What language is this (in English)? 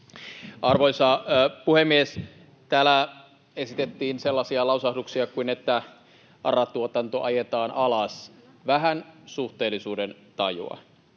Finnish